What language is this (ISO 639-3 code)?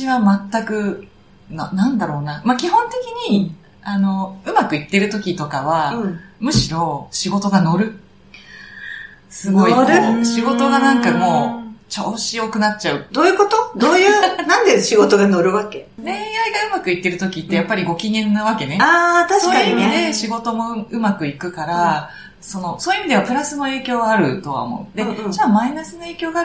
jpn